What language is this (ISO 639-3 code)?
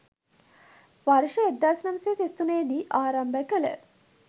sin